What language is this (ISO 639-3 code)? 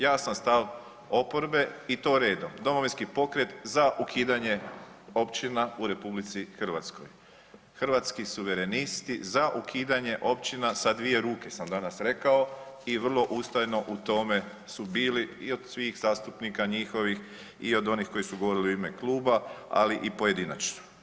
hrv